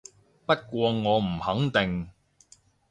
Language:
Cantonese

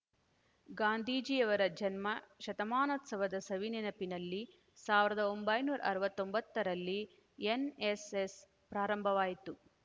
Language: Kannada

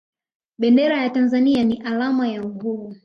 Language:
Swahili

